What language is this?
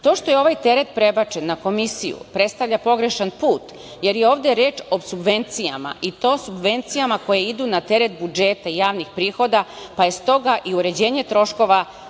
Serbian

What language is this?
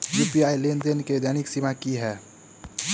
Maithili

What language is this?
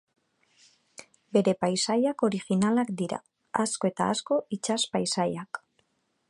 Basque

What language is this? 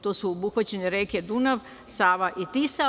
Serbian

